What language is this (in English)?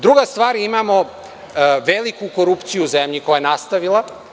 Serbian